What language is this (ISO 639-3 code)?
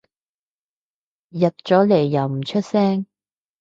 yue